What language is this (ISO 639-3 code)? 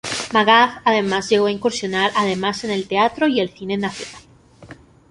spa